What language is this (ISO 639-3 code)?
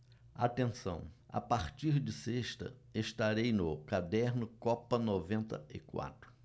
por